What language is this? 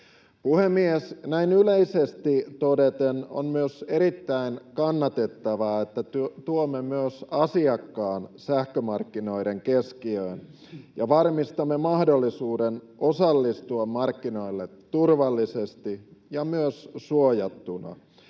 Finnish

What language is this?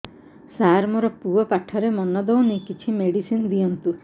Odia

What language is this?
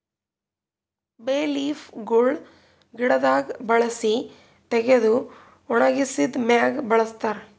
Kannada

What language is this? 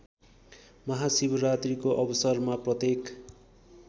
Nepali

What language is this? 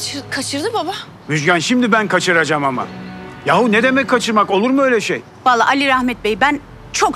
Turkish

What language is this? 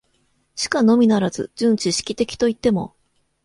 Japanese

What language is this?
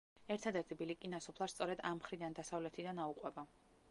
Georgian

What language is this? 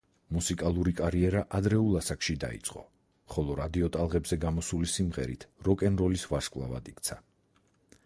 Georgian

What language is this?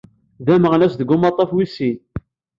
Kabyle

